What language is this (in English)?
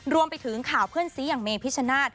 Thai